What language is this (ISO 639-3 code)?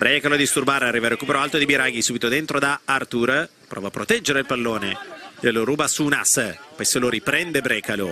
ita